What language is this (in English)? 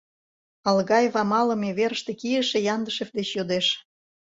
Mari